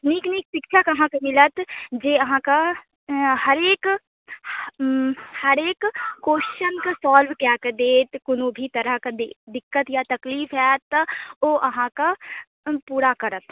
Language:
Maithili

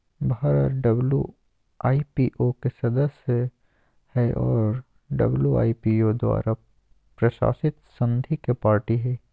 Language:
Magahi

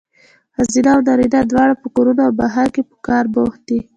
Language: Pashto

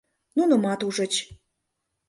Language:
Mari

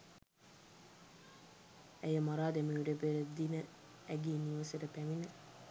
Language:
Sinhala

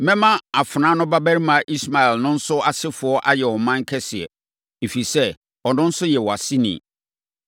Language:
Akan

